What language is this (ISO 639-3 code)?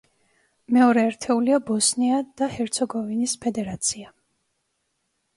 kat